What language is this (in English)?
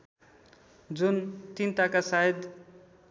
Nepali